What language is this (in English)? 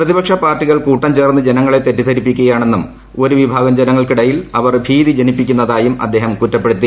Malayalam